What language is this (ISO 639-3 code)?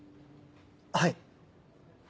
jpn